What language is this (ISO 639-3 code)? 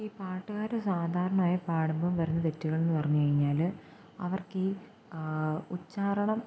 mal